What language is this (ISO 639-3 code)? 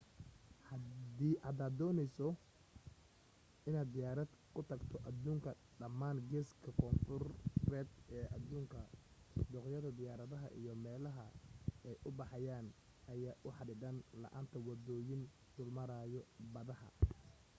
som